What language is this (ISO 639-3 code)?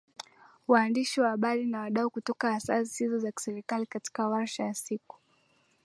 swa